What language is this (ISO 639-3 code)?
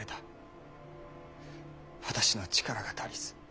jpn